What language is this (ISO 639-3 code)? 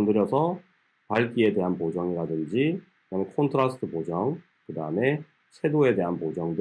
kor